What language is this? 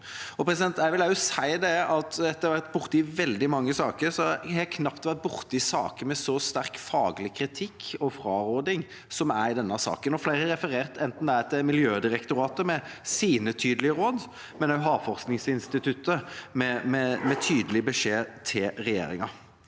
Norwegian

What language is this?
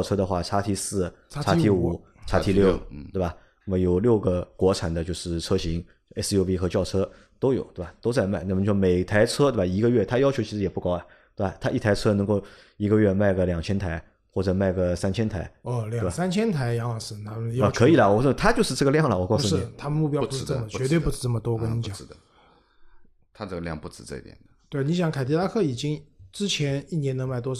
Chinese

